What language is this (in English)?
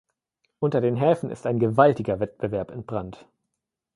German